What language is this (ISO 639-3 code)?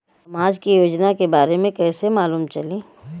bho